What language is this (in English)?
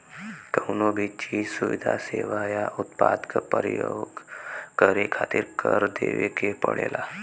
Bhojpuri